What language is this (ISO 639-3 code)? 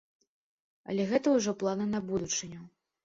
bel